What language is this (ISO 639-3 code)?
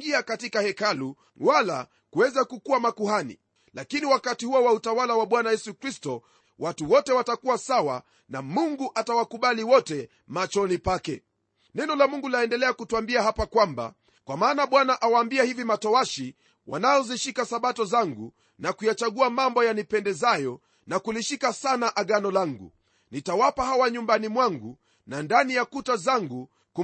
swa